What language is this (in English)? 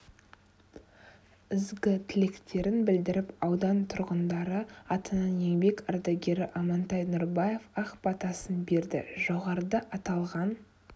Kazakh